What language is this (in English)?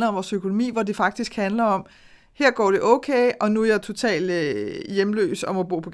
Danish